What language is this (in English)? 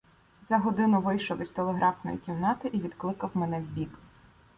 Ukrainian